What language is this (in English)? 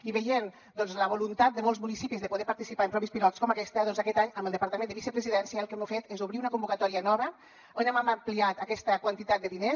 Catalan